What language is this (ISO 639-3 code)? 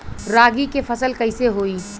bho